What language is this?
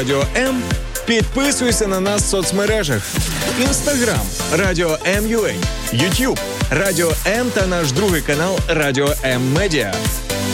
Ukrainian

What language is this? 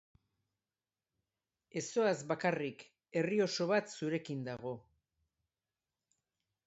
Basque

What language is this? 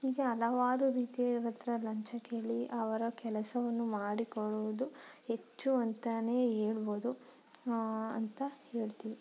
Kannada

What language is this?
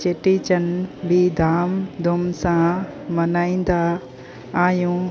Sindhi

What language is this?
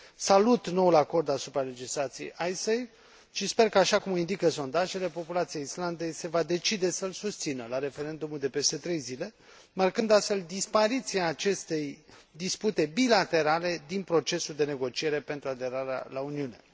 Romanian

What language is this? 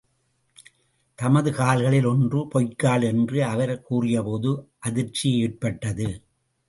Tamil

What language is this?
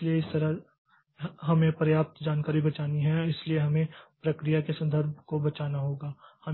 Hindi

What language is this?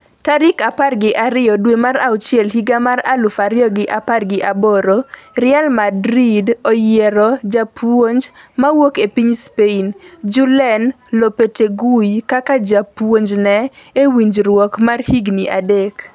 Luo (Kenya and Tanzania)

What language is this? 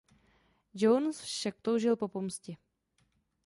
Czech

